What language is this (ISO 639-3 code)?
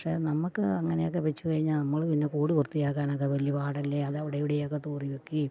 mal